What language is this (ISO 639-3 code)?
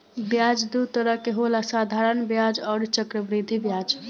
bho